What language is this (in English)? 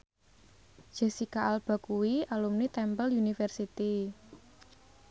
Javanese